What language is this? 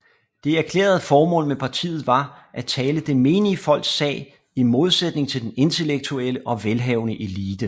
Danish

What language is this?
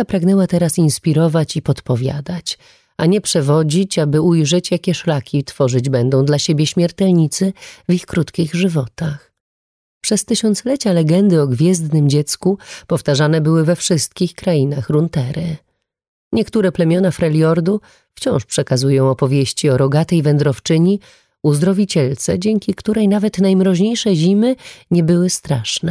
Polish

